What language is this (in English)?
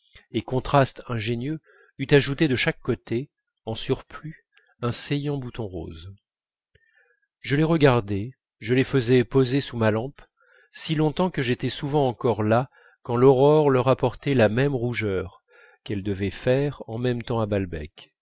French